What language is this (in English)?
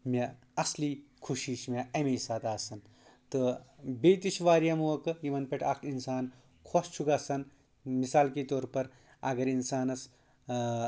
Kashmiri